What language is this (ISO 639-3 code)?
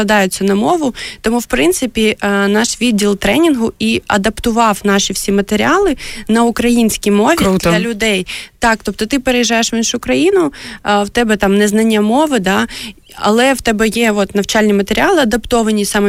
ukr